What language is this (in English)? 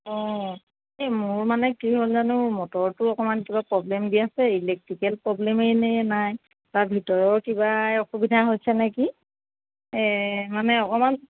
Assamese